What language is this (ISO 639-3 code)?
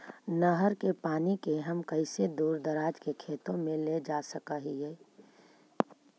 mag